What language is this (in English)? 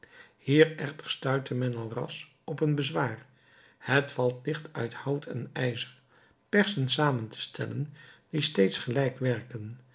Dutch